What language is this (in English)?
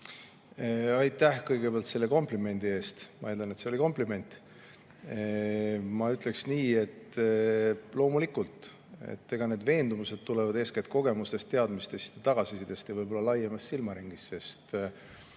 Estonian